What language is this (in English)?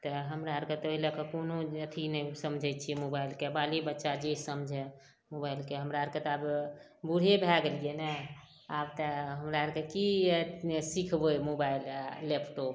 Maithili